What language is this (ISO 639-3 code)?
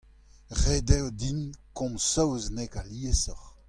bre